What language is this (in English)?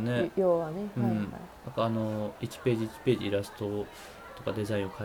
Japanese